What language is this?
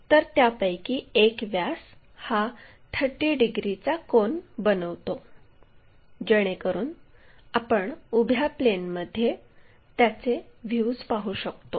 Marathi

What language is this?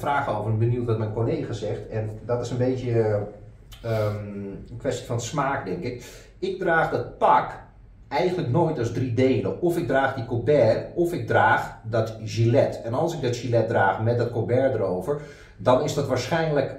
Dutch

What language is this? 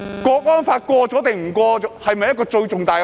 Cantonese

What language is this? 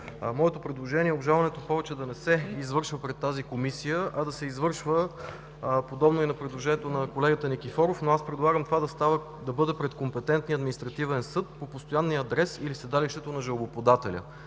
Bulgarian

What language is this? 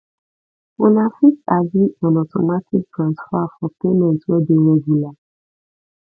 Nigerian Pidgin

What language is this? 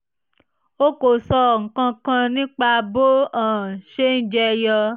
Yoruba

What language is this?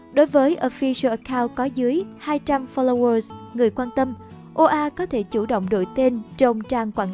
Vietnamese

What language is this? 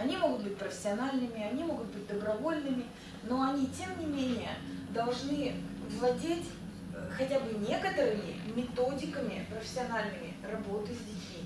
Russian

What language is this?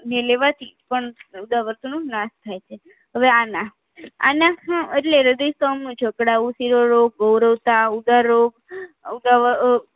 Gujarati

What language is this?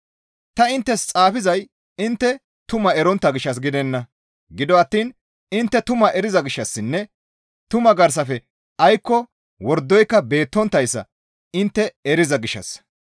Gamo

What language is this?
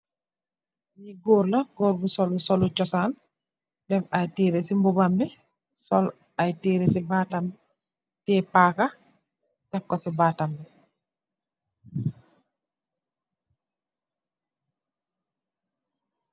Wolof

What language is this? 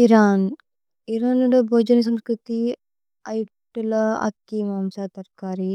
Tulu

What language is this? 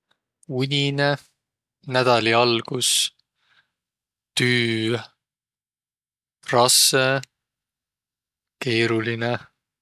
Võro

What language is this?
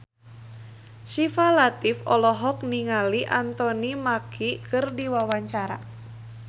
Sundanese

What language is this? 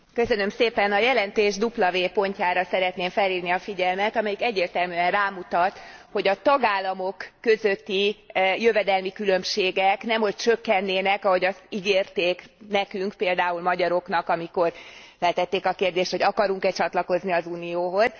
Hungarian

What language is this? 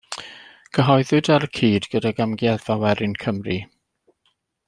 Welsh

